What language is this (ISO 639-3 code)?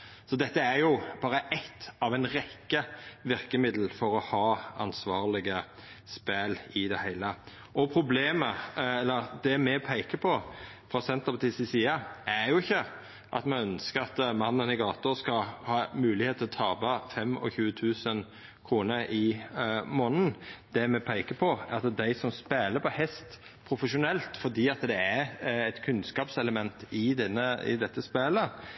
nno